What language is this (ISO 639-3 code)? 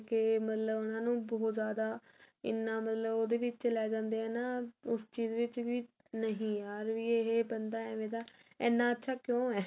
pan